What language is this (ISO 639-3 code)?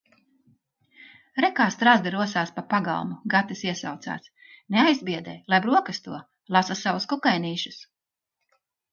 lav